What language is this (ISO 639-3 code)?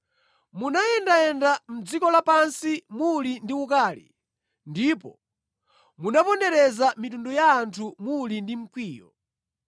nya